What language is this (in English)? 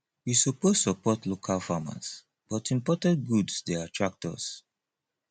Nigerian Pidgin